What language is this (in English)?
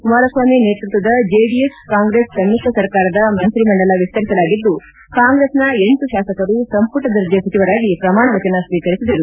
Kannada